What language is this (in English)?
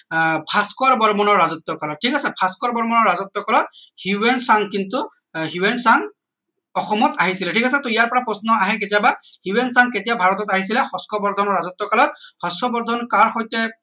Assamese